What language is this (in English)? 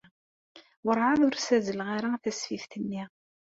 Kabyle